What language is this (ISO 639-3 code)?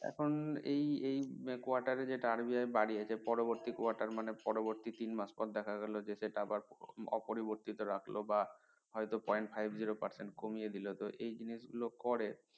ben